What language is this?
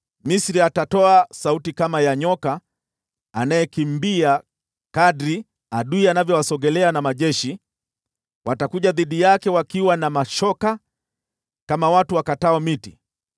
Swahili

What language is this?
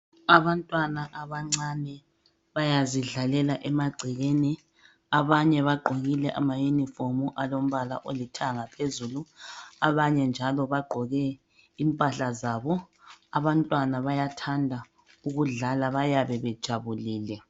North Ndebele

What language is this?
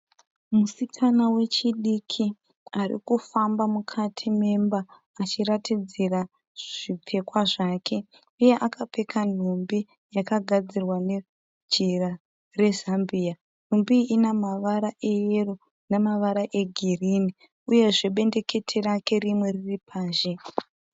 Shona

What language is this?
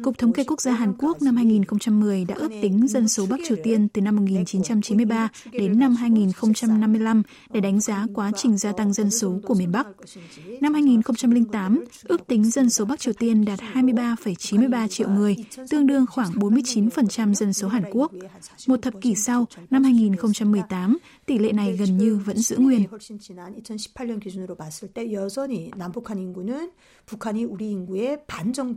Vietnamese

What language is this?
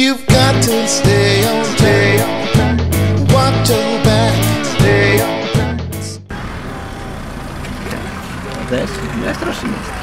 Italian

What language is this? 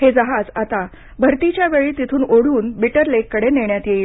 Marathi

